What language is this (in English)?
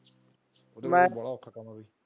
Punjabi